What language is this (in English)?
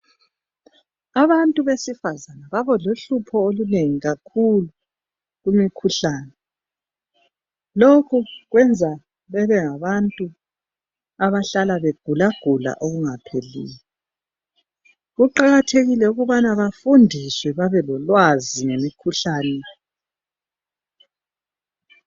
North Ndebele